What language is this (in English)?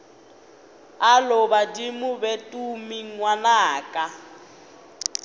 Northern Sotho